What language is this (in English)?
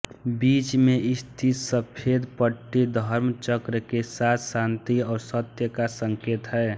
Hindi